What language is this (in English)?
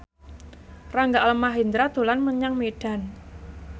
Javanese